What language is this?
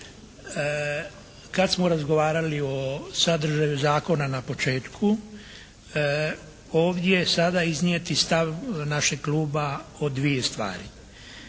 Croatian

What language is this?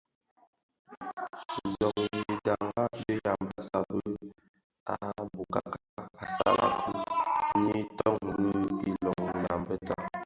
Bafia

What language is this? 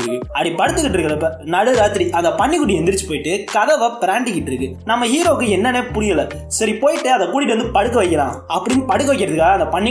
Tamil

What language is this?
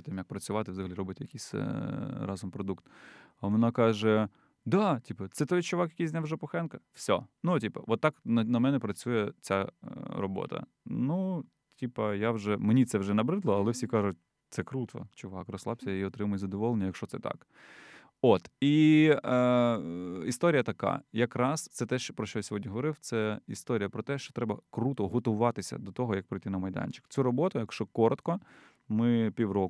Ukrainian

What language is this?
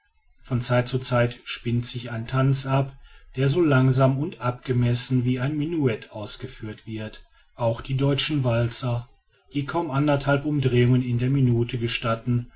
German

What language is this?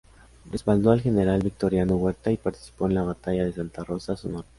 Spanish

